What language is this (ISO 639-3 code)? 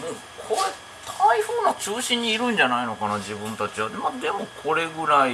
jpn